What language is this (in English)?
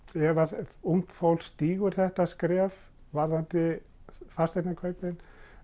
Icelandic